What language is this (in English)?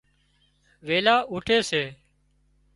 Wadiyara Koli